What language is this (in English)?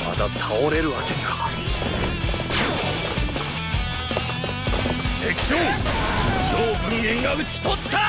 Japanese